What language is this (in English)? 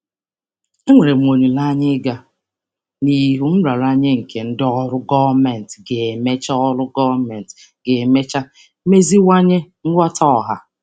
Igbo